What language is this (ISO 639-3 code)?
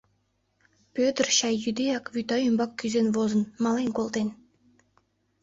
chm